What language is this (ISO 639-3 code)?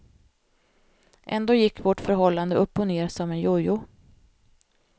swe